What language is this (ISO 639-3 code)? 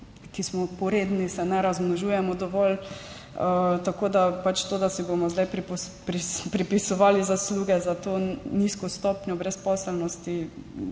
slv